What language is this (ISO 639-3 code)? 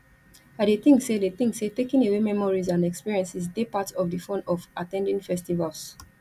pcm